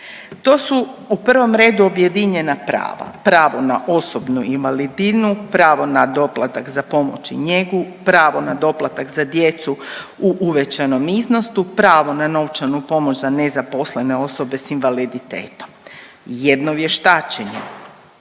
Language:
Croatian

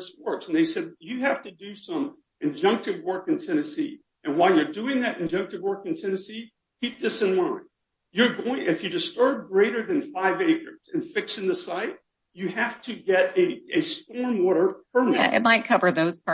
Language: English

